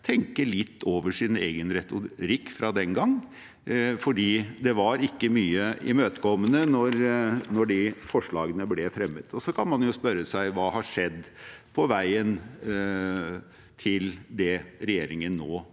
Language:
Norwegian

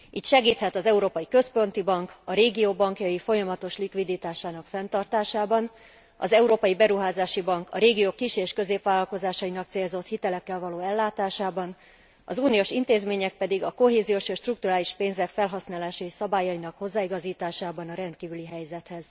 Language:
Hungarian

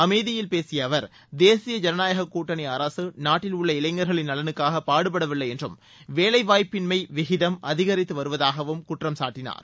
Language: Tamil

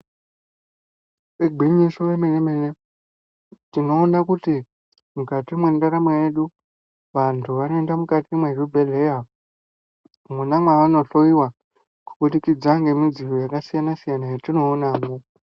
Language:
Ndau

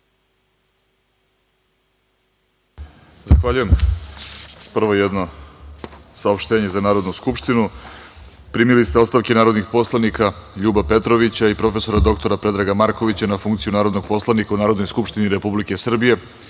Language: Serbian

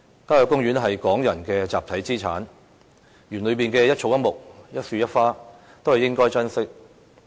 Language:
Cantonese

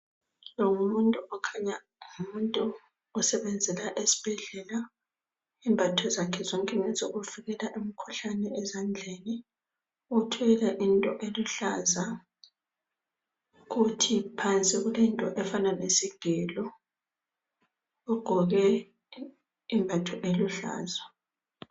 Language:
North Ndebele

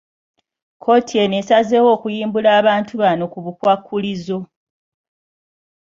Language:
Ganda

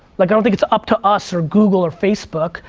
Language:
English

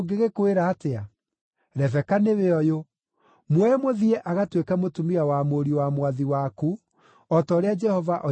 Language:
Kikuyu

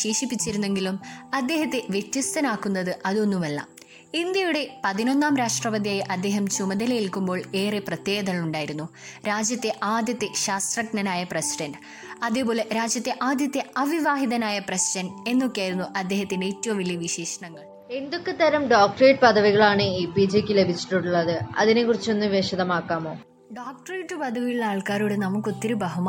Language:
Malayalam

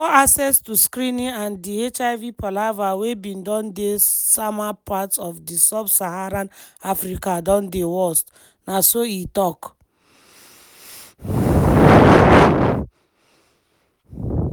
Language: Nigerian Pidgin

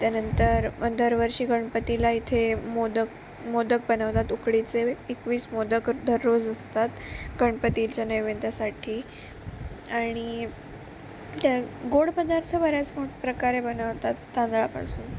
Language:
Marathi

